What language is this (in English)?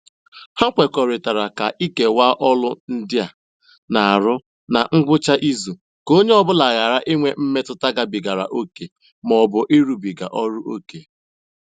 Igbo